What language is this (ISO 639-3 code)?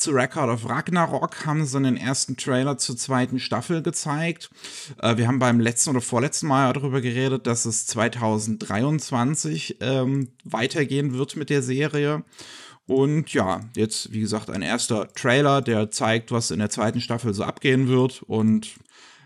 deu